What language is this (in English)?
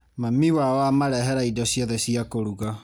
Kikuyu